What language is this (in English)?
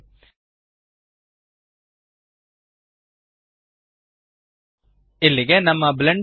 Kannada